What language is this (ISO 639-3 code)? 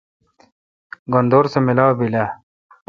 xka